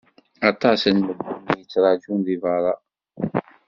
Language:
Kabyle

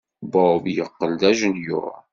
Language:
Kabyle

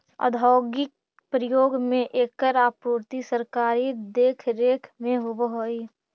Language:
Magahi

